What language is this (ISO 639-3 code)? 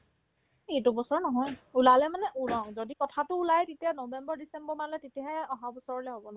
asm